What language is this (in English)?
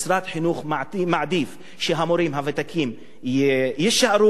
Hebrew